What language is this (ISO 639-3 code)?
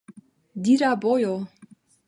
epo